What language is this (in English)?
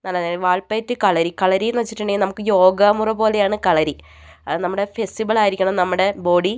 Malayalam